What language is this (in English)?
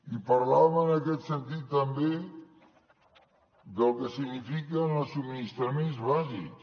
Catalan